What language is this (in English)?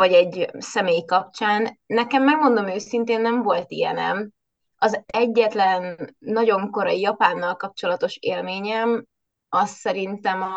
Hungarian